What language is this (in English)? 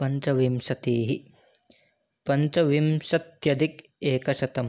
Sanskrit